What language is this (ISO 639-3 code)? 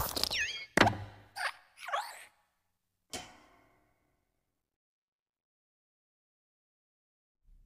por